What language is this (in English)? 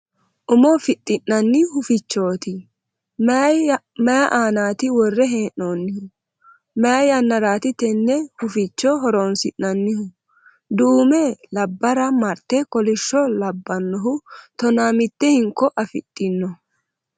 Sidamo